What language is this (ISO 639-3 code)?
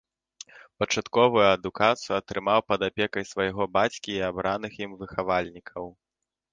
bel